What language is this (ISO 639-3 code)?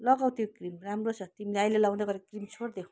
nep